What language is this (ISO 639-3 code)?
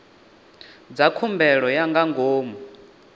ven